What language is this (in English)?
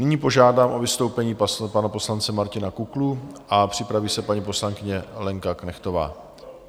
Czech